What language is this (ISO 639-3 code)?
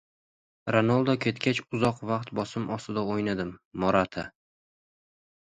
uzb